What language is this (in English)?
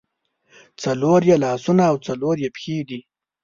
Pashto